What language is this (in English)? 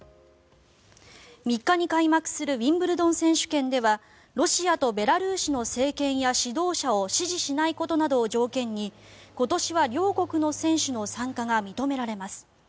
Japanese